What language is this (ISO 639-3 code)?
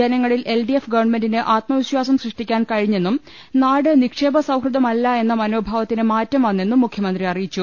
mal